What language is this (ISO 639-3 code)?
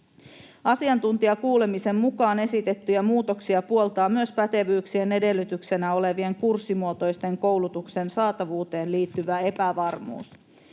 fin